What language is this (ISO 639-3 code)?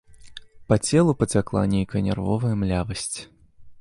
bel